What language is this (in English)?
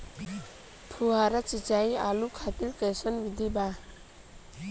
Bhojpuri